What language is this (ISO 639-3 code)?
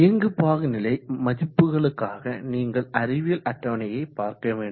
tam